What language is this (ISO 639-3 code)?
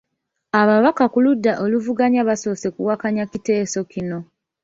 lug